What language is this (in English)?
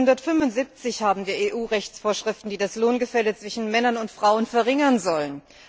German